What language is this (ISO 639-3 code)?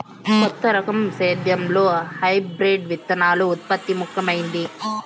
tel